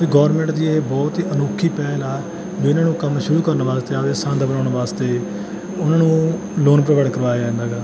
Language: Punjabi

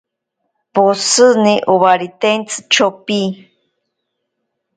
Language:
Ashéninka Perené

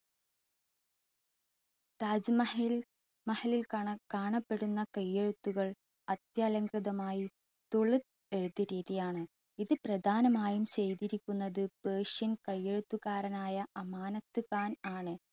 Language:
Malayalam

